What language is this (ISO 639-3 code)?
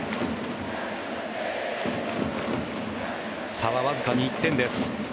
jpn